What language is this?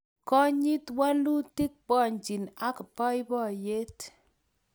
Kalenjin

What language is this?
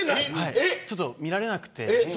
Japanese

